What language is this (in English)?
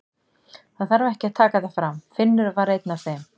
Icelandic